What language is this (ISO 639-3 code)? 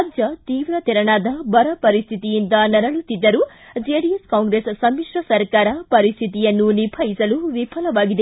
kan